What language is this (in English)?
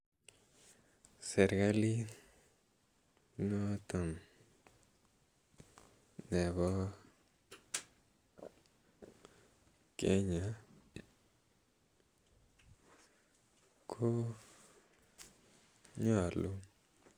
Kalenjin